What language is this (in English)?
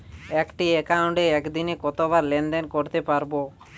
Bangla